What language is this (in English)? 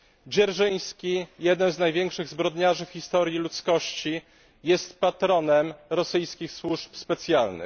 Polish